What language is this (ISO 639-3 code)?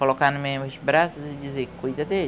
por